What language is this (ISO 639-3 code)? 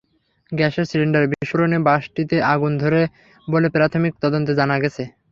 ben